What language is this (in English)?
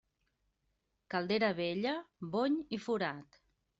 Catalan